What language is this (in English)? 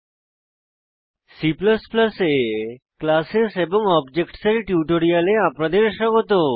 Bangla